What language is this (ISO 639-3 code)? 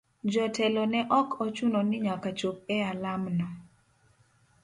luo